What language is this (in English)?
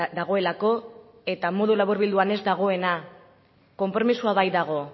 Basque